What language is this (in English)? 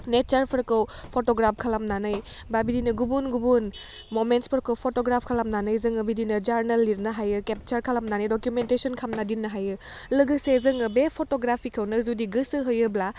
Bodo